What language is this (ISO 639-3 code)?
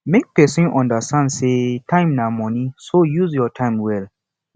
pcm